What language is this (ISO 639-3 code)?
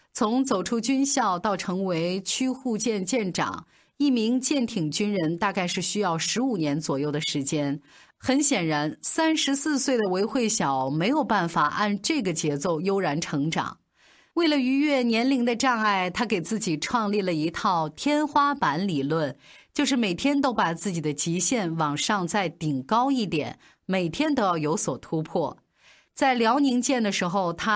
zho